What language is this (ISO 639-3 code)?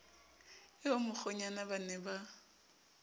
sot